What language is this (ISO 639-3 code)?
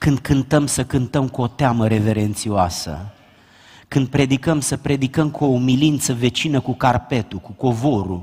ron